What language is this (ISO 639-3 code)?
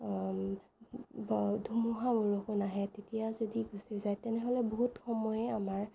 asm